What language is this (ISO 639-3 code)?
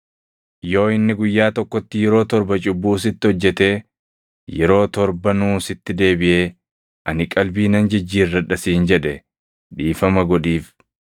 orm